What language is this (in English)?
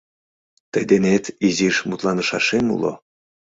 Mari